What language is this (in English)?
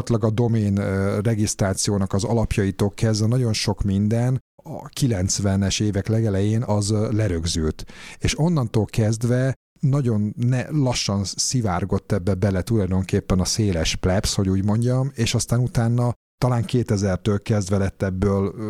Hungarian